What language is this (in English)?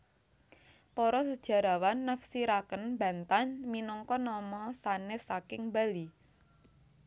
Javanese